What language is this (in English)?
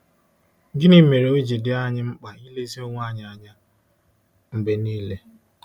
Igbo